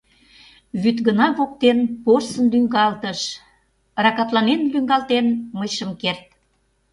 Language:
Mari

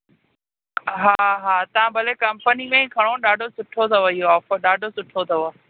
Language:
Sindhi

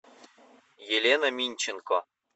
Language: Russian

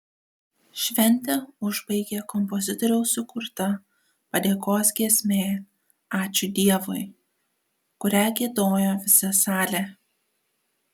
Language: Lithuanian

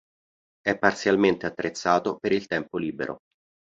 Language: Italian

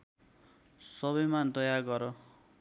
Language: Nepali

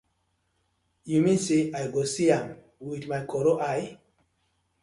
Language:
Nigerian Pidgin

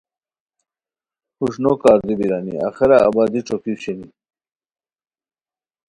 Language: Khowar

